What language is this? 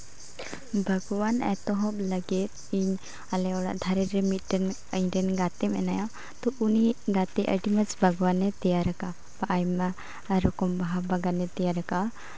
Santali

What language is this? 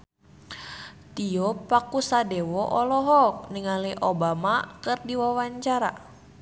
Sundanese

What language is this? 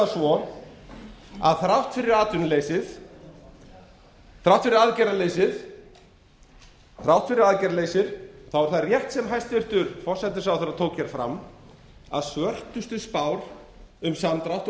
Icelandic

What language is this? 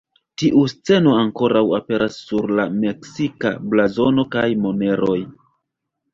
Esperanto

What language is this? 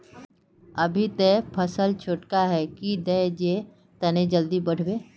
Magahi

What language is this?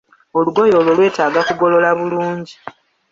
Ganda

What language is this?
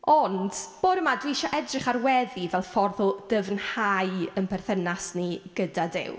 Welsh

